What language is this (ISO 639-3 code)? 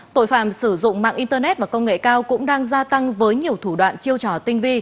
vie